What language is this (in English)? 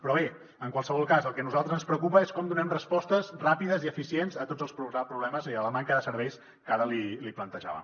Catalan